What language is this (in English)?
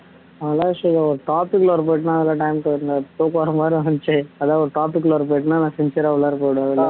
Tamil